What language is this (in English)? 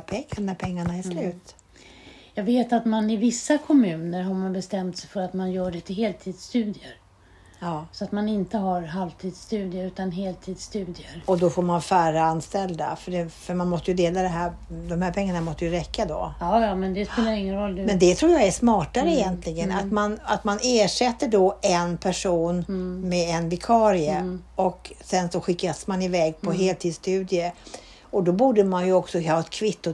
Swedish